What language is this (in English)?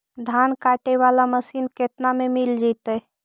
Magahi